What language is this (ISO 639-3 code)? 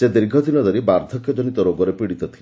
ori